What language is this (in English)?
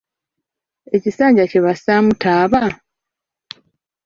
Ganda